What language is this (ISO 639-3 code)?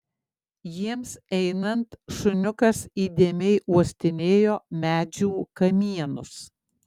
lit